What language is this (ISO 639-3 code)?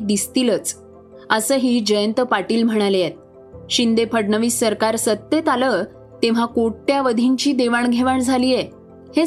mar